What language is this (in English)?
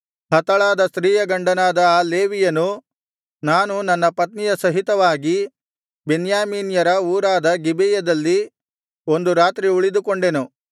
Kannada